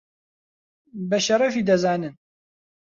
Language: Central Kurdish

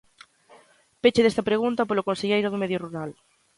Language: Galician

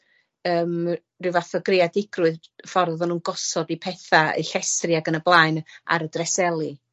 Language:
Welsh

